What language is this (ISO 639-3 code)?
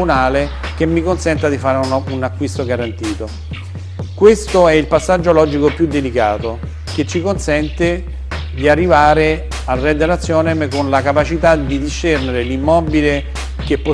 ita